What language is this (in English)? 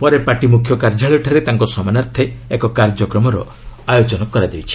Odia